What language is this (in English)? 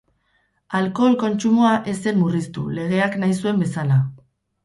Basque